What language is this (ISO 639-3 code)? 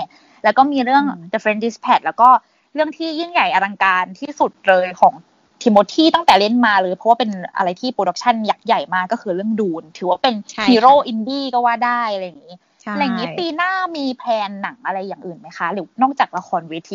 tha